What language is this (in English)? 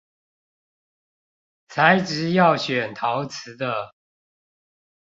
Chinese